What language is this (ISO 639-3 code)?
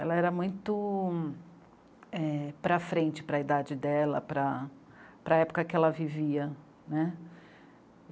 por